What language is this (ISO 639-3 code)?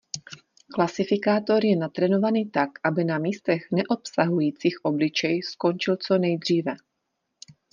ces